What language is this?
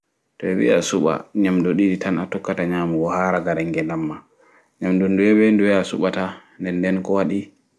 Fula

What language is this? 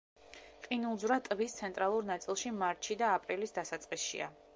Georgian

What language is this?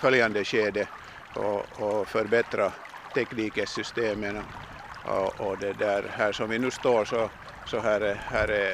Swedish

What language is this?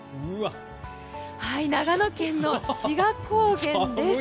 Japanese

